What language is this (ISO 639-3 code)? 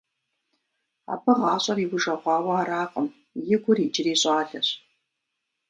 kbd